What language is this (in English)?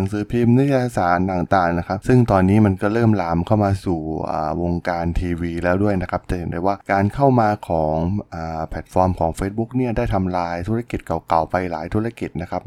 Thai